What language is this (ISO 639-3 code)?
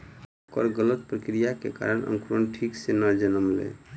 mai